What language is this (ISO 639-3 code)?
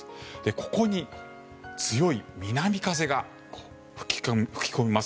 jpn